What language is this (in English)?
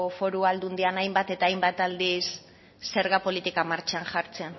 Basque